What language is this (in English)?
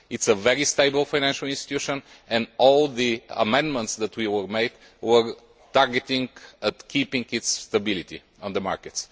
English